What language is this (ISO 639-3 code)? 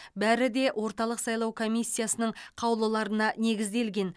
kaz